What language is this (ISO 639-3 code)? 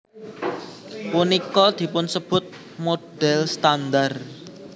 jav